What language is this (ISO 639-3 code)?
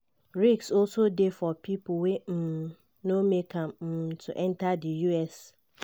pcm